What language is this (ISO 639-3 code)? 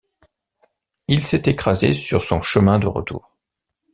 fra